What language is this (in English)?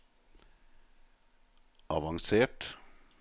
Norwegian